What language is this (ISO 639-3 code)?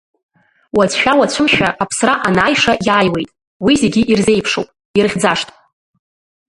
abk